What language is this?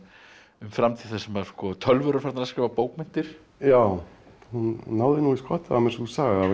Icelandic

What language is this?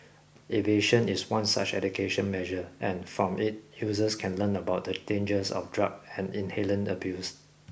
English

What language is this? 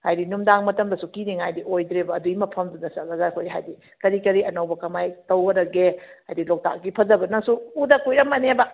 Manipuri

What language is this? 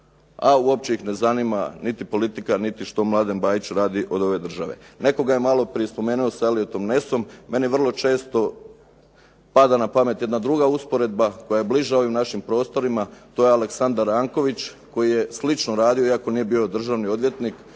Croatian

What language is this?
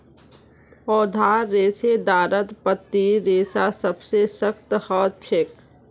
Magahi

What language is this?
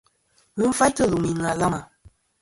Kom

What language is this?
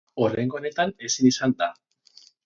Basque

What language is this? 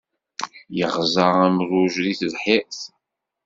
Kabyle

